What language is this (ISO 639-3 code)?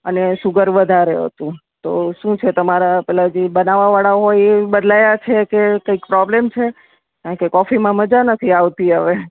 guj